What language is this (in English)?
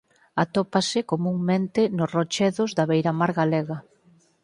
Galician